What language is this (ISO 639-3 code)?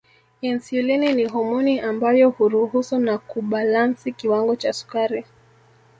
swa